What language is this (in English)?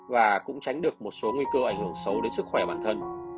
Vietnamese